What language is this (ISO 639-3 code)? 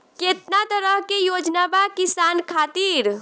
bho